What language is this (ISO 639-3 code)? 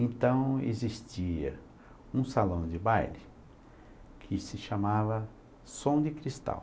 por